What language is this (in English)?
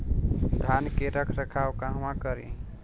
Bhojpuri